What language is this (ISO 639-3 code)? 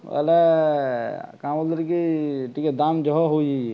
ori